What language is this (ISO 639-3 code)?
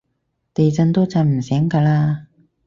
yue